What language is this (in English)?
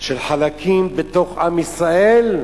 Hebrew